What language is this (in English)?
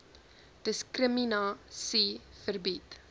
Afrikaans